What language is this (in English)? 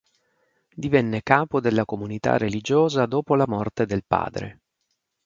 Italian